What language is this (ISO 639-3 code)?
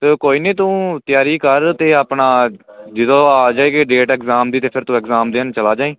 pan